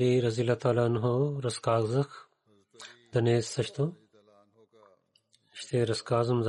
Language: Bulgarian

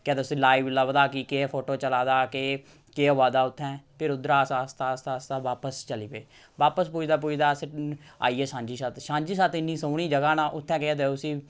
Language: Dogri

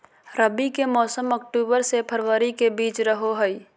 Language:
Magahi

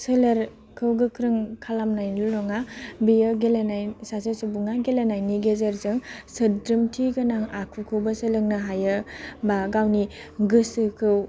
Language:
Bodo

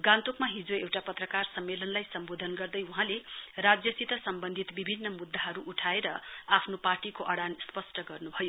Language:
Nepali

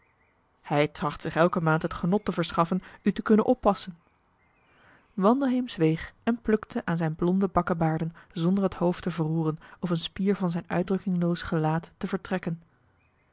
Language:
Dutch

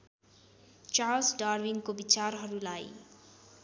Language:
Nepali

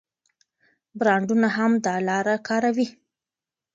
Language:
Pashto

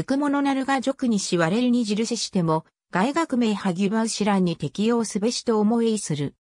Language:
Japanese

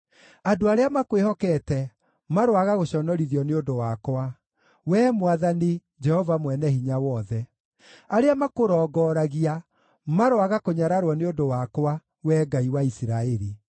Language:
Kikuyu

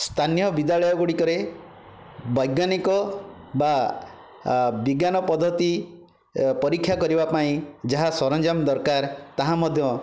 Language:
Odia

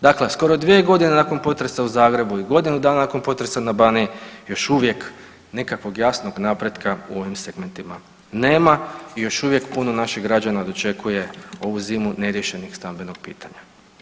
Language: Croatian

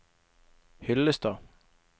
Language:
Norwegian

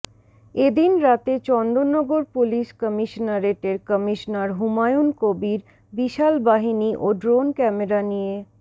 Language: Bangla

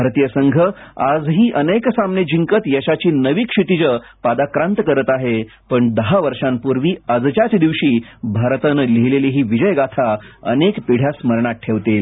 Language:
Marathi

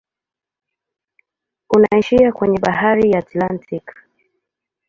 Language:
Swahili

